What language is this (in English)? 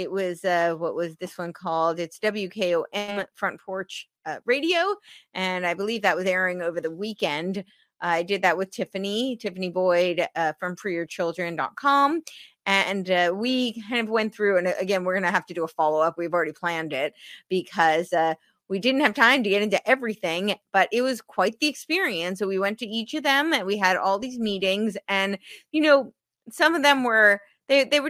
English